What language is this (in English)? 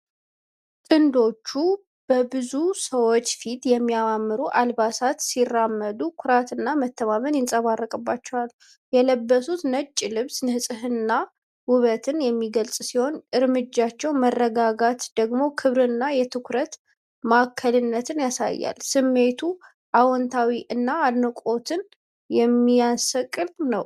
Amharic